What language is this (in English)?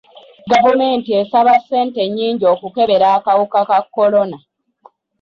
Ganda